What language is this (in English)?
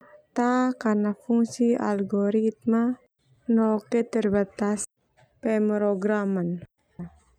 Termanu